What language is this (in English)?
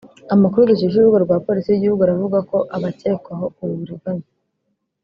Kinyarwanda